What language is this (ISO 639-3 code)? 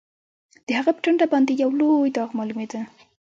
pus